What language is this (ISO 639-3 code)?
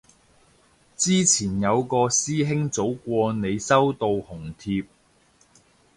yue